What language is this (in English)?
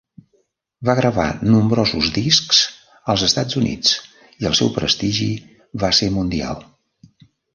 Catalan